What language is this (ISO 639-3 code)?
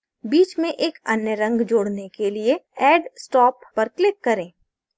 hin